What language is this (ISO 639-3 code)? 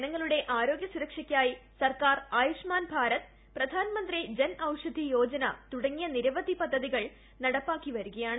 mal